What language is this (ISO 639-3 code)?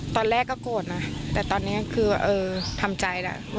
tha